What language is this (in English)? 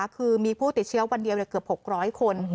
Thai